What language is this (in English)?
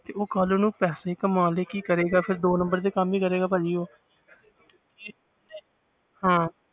Punjabi